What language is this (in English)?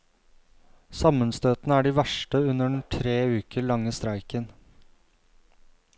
Norwegian